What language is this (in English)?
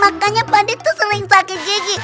Indonesian